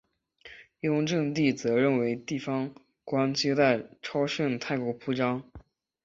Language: Chinese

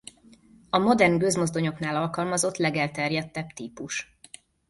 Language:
Hungarian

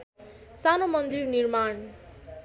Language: Nepali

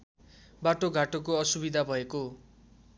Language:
Nepali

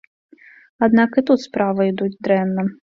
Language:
Belarusian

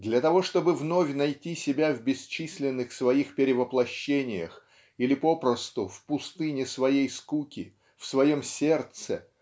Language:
Russian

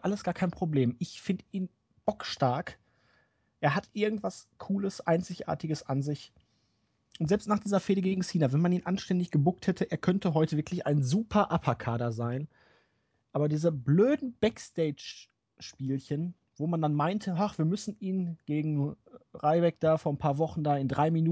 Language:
German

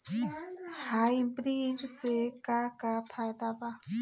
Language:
Bhojpuri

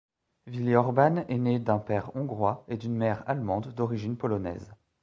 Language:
French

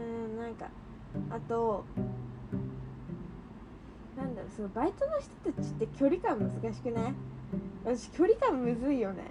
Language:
Japanese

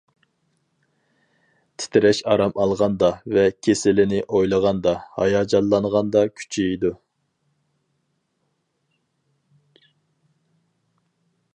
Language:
Uyghur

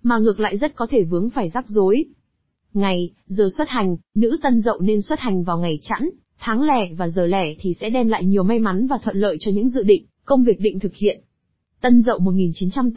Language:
Vietnamese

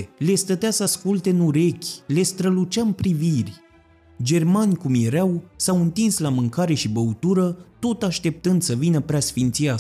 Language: Romanian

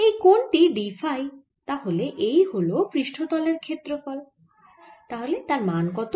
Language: Bangla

